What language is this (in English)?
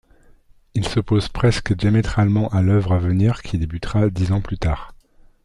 French